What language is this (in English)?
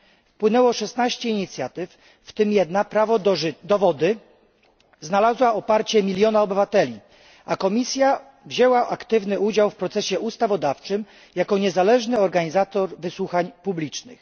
Polish